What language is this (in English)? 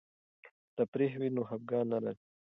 Pashto